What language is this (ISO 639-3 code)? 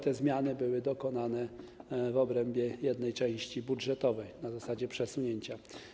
pol